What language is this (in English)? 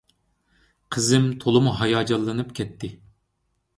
Uyghur